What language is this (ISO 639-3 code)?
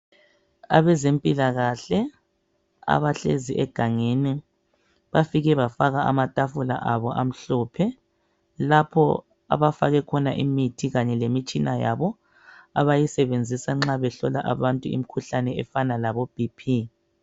nde